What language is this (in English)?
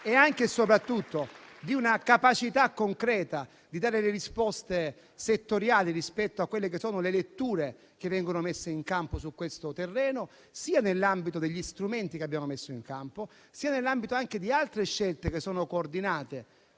Italian